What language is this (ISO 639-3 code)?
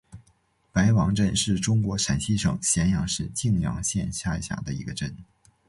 zho